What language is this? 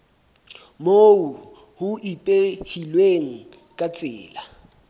Southern Sotho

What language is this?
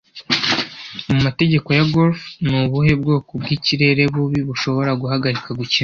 Kinyarwanda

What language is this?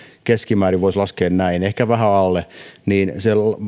Finnish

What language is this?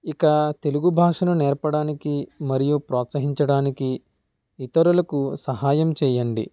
Telugu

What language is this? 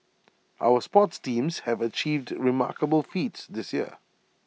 English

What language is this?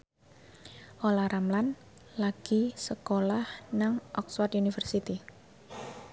Javanese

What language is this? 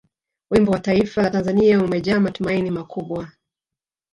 Swahili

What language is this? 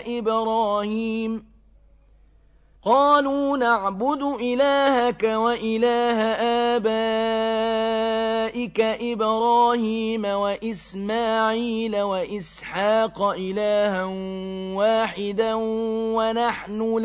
Arabic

